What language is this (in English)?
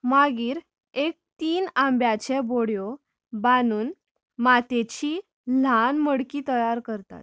Konkani